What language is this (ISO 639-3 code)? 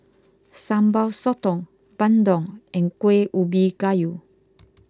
eng